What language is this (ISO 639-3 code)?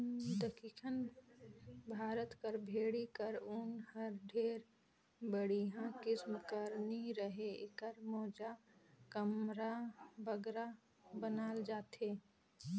hne